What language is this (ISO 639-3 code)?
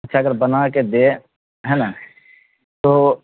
urd